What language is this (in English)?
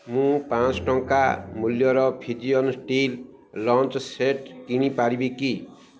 Odia